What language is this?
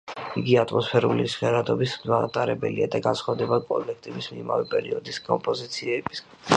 Georgian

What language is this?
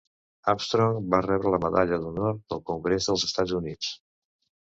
Catalan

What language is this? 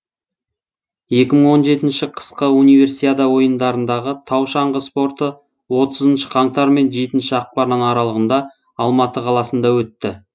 Kazakh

